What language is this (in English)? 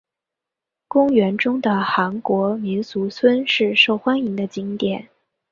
Chinese